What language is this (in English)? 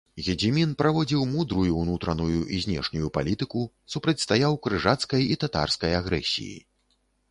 Belarusian